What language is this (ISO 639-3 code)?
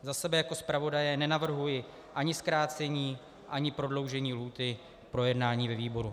ces